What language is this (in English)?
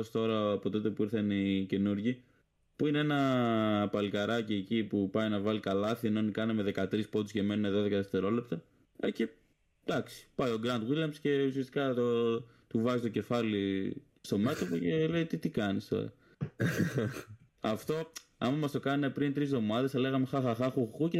Greek